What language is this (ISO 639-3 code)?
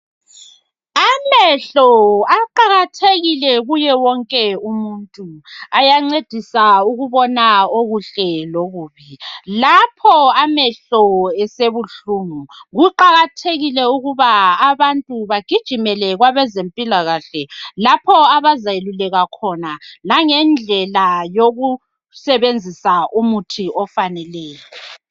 nde